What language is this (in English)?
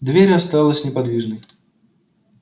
Russian